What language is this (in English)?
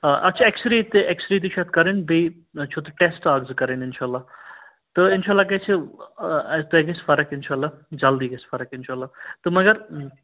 Kashmiri